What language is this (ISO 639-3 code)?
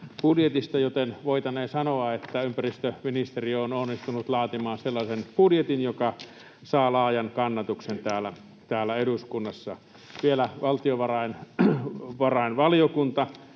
fin